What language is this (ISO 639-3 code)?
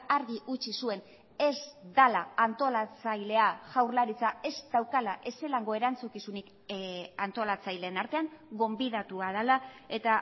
eus